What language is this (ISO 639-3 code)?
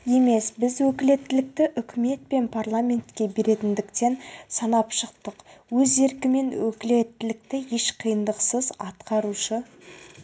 kaz